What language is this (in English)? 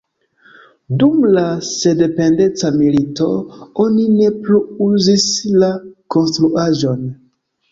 Esperanto